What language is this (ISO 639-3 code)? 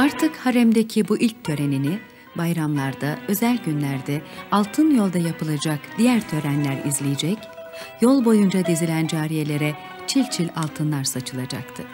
tur